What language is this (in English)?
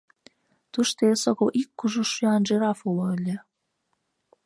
Mari